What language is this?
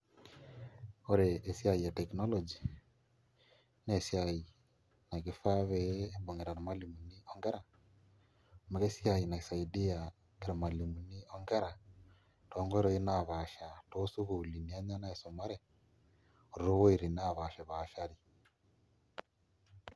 Masai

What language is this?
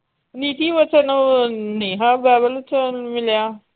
Punjabi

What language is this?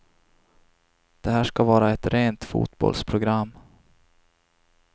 Swedish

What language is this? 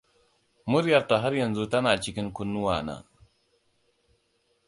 Hausa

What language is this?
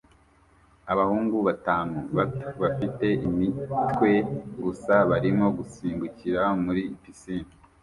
Kinyarwanda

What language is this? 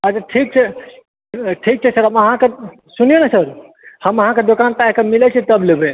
Maithili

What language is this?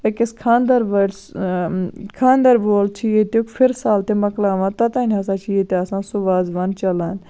Kashmiri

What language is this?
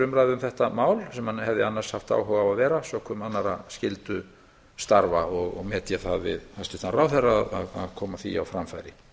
Icelandic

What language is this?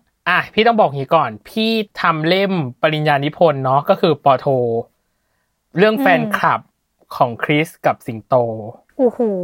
Thai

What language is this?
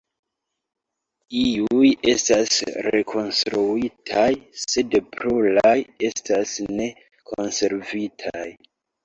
Esperanto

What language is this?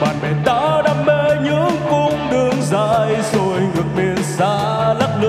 Thai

